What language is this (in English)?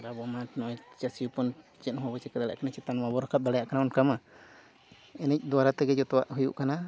Santali